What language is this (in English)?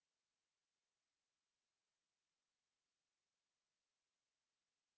Bangla